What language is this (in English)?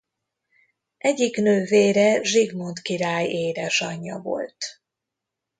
Hungarian